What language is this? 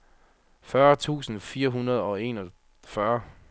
Danish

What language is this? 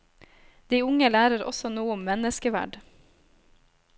Norwegian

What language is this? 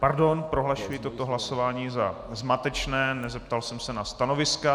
Czech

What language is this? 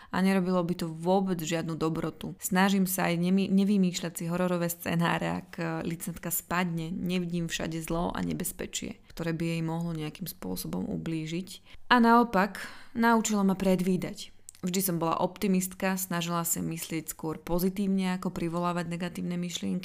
Slovak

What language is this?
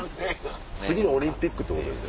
Japanese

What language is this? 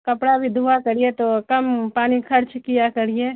Urdu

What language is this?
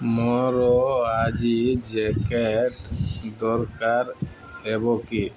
Odia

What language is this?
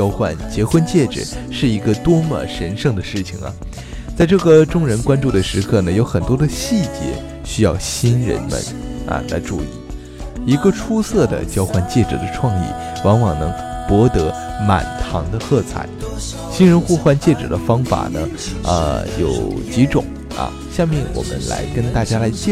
Chinese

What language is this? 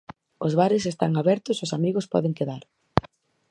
Galician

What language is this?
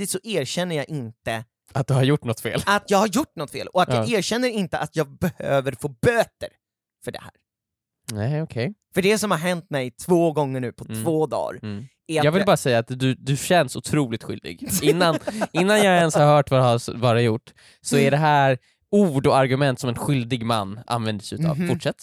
Swedish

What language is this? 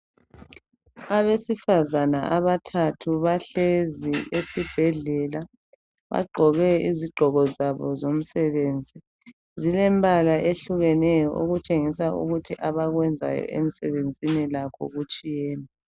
North Ndebele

